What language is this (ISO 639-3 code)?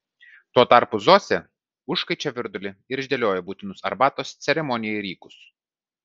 lit